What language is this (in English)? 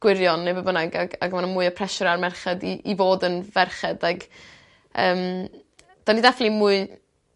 Welsh